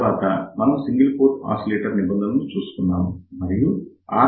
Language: Telugu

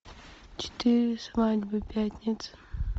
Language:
Russian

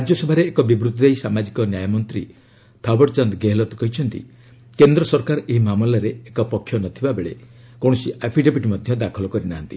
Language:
Odia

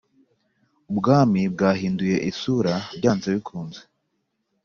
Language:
Kinyarwanda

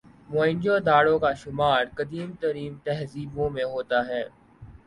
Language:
Urdu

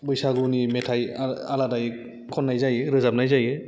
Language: Bodo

